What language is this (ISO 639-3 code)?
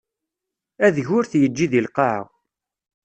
kab